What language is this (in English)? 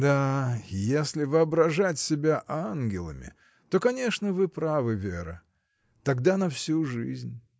Russian